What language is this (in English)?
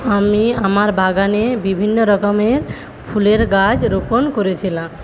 Bangla